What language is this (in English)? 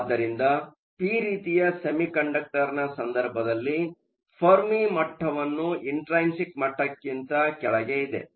Kannada